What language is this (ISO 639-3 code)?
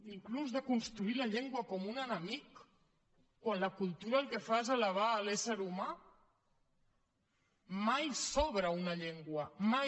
cat